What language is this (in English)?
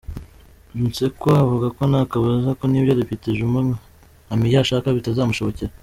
Kinyarwanda